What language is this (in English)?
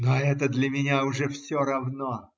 Russian